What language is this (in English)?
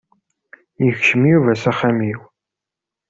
Kabyle